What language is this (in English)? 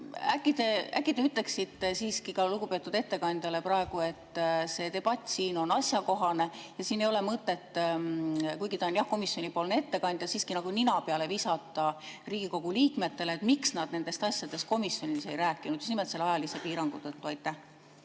Estonian